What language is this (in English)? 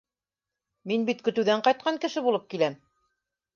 Bashkir